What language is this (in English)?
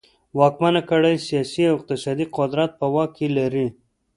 Pashto